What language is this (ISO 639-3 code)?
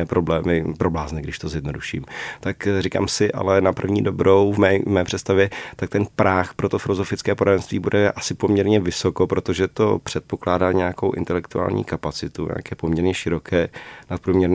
ces